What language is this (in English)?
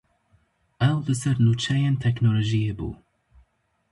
Kurdish